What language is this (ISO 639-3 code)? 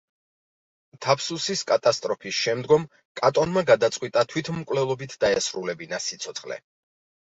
kat